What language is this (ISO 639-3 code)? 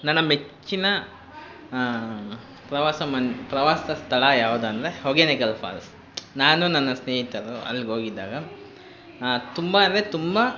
kan